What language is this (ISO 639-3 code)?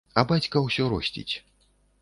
bel